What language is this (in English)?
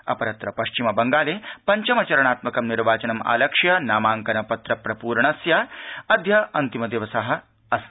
Sanskrit